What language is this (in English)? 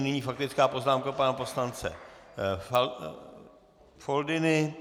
Czech